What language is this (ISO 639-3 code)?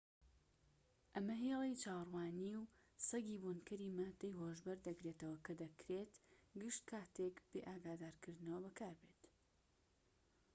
ckb